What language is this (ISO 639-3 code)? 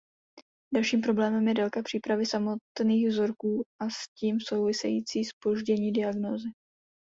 ces